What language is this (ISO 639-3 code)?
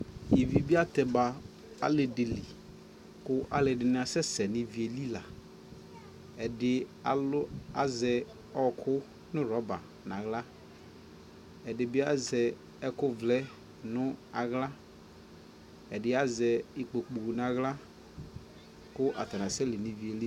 kpo